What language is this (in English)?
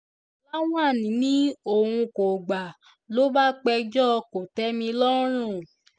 Yoruba